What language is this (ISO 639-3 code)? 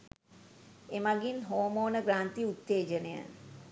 sin